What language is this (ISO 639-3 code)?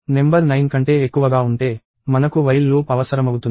tel